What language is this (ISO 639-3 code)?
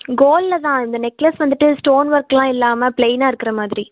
tam